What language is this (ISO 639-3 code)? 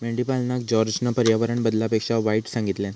mar